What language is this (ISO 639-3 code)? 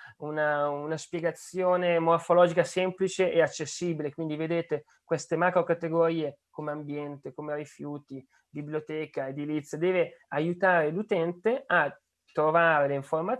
ita